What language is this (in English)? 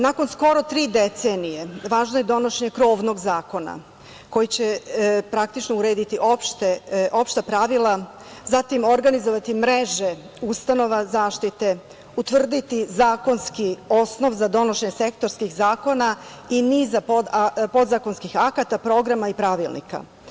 Serbian